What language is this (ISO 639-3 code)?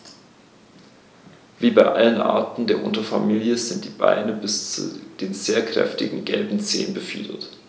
deu